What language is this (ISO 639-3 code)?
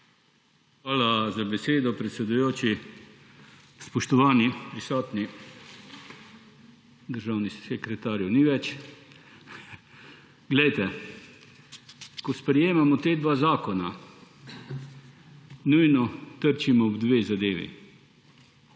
slv